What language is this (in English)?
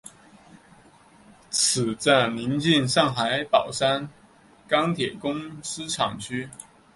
Chinese